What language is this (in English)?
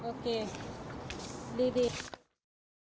Thai